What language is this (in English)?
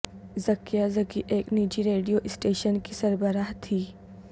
Urdu